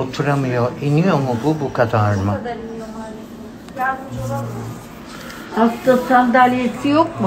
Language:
Turkish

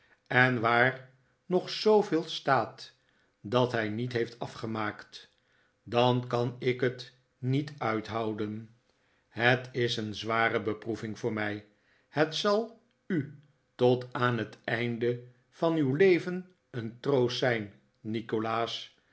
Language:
Dutch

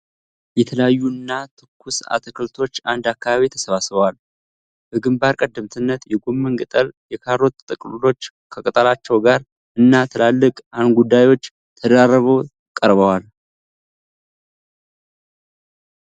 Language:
Amharic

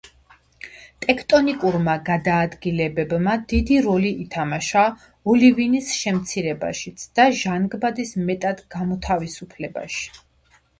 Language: Georgian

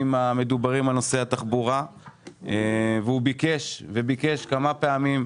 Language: Hebrew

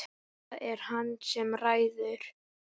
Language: Icelandic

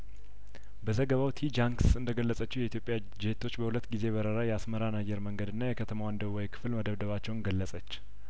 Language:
Amharic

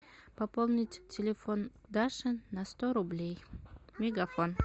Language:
Russian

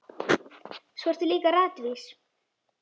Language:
Icelandic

